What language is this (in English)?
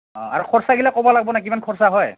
Assamese